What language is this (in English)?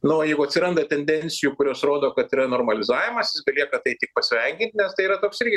Lithuanian